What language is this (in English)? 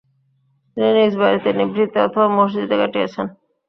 Bangla